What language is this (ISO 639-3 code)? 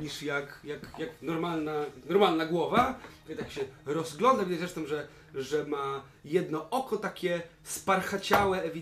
pol